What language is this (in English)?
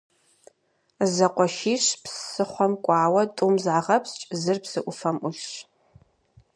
Kabardian